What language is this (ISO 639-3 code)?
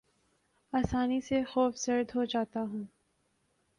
urd